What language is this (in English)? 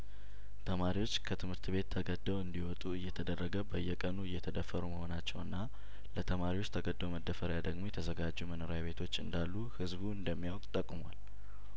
Amharic